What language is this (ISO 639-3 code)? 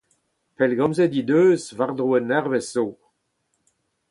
bre